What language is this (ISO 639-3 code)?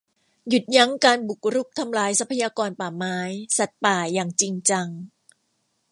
tha